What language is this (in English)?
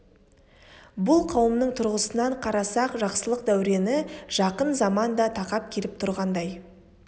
Kazakh